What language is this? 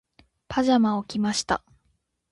Japanese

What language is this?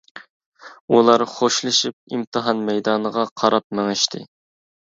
Uyghur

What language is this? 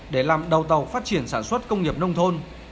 Vietnamese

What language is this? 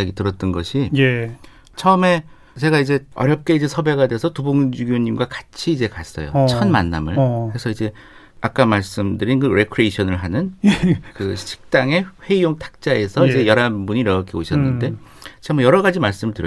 Korean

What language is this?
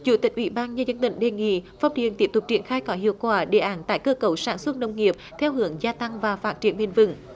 Vietnamese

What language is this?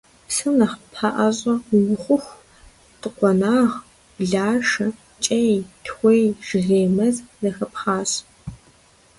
Kabardian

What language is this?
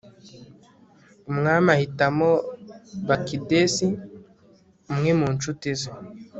Kinyarwanda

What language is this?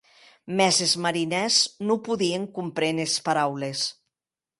Occitan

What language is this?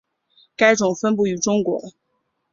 Chinese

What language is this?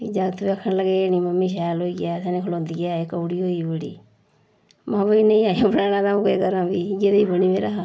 Dogri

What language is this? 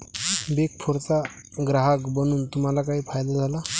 Marathi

